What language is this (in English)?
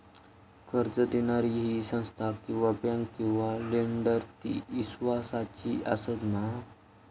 Marathi